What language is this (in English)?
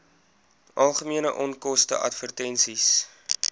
Afrikaans